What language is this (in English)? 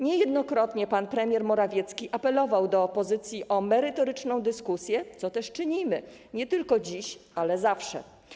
Polish